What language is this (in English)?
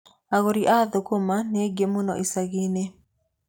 Kikuyu